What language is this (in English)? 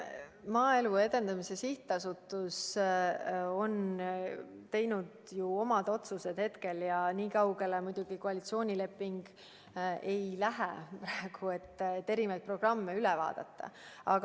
Estonian